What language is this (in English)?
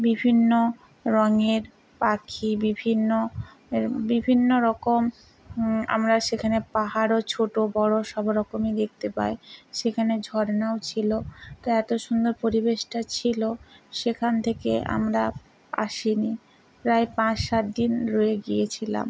Bangla